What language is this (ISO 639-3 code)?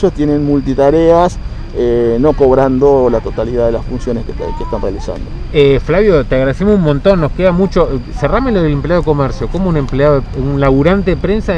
spa